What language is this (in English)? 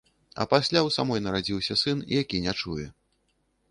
Belarusian